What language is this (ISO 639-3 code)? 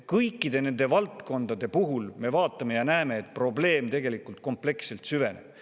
est